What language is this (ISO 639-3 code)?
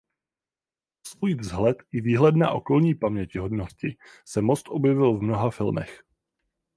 ces